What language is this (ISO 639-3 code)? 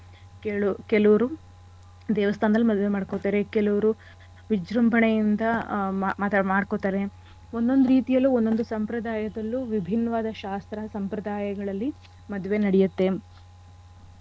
kan